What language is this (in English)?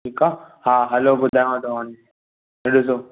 Sindhi